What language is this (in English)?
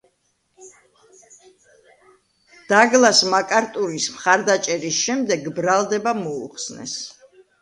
Georgian